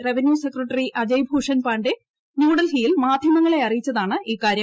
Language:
Malayalam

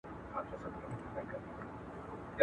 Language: Pashto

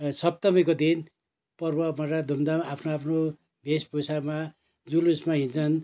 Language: Nepali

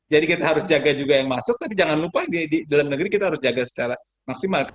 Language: Indonesian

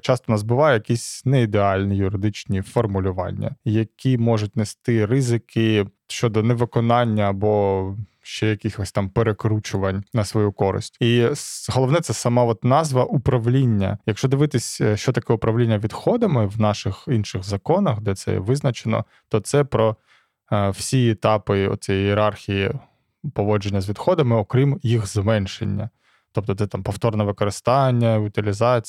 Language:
Ukrainian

